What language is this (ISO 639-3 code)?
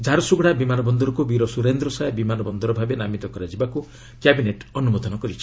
ori